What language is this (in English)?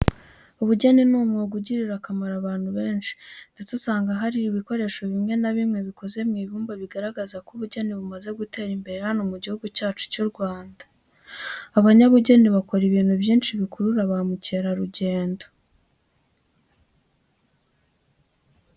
Kinyarwanda